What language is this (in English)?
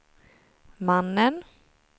Swedish